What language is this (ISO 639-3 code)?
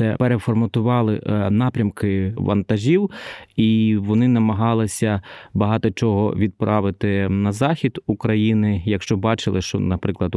ukr